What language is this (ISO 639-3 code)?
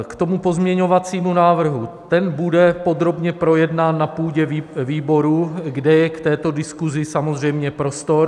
ces